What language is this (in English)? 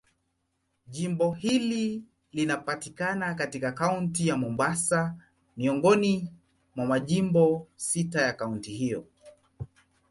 Swahili